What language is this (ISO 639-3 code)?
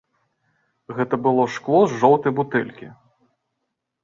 bel